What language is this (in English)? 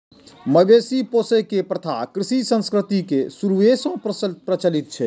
Maithili